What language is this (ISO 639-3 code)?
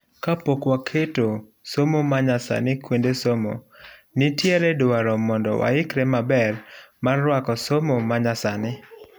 luo